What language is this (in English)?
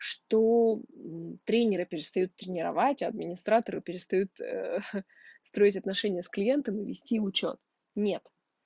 Russian